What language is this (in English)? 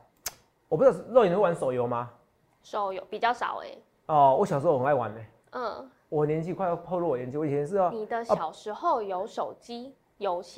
Chinese